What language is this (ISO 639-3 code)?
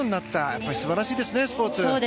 jpn